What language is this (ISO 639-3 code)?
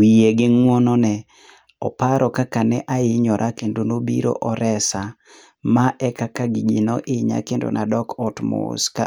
luo